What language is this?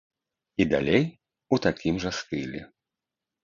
Belarusian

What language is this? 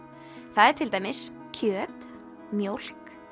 Icelandic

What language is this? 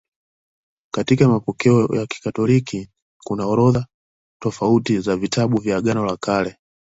Swahili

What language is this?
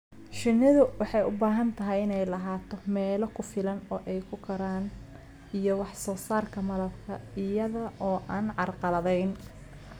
Somali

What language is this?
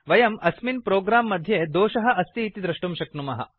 Sanskrit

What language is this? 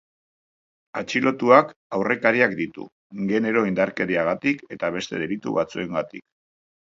Basque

